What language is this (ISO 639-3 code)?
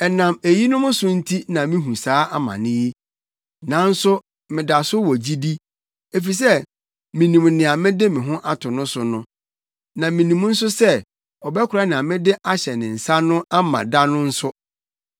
aka